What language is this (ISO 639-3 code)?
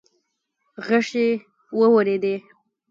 pus